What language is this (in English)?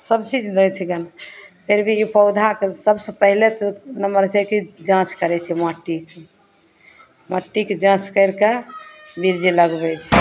Maithili